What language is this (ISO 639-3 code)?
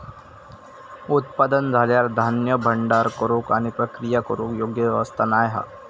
mar